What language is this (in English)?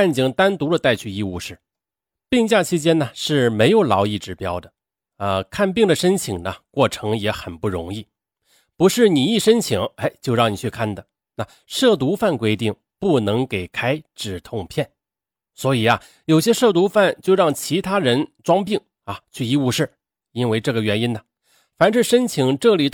Chinese